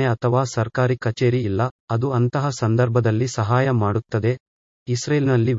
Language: Kannada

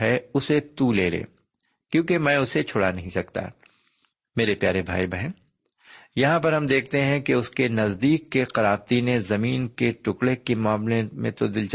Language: Urdu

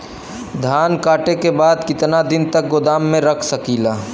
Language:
Bhojpuri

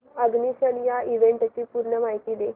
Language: Marathi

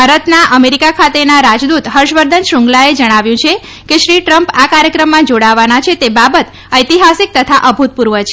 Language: Gujarati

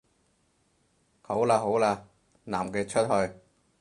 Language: Cantonese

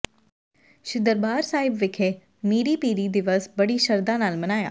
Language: Punjabi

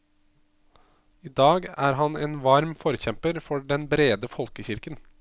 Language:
Norwegian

